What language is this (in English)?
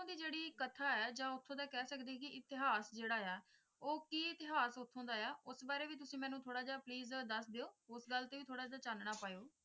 Punjabi